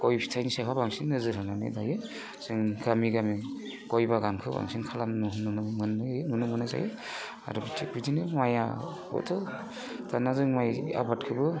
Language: Bodo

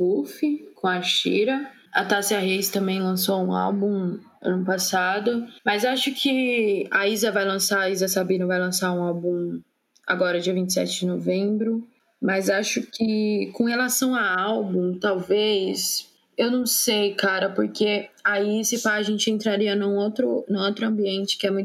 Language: Portuguese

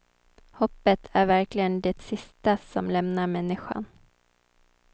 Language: Swedish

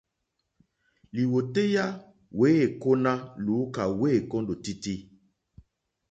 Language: Mokpwe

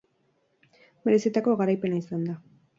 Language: Basque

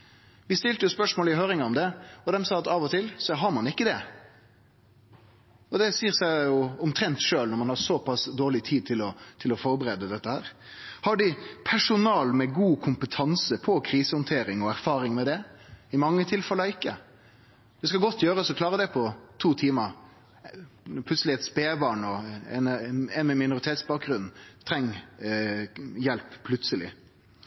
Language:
Norwegian Nynorsk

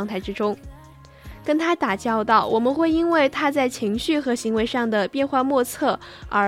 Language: Chinese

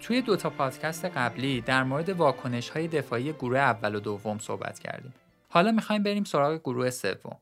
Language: Persian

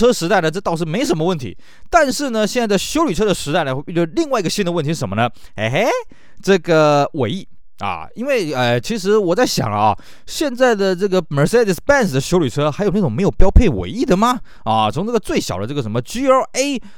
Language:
Chinese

